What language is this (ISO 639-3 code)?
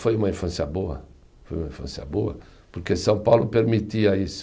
por